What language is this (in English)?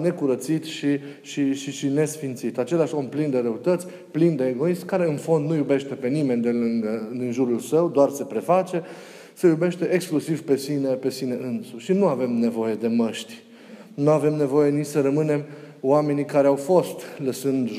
Romanian